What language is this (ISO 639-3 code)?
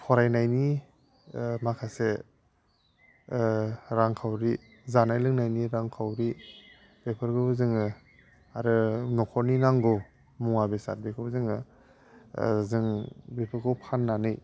brx